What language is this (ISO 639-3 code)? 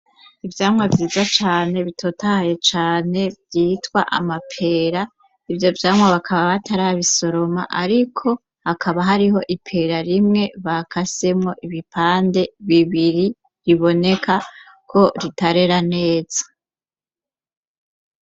run